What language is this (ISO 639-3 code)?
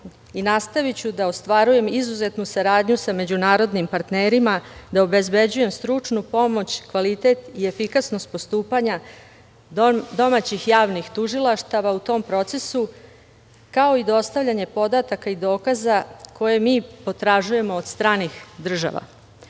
srp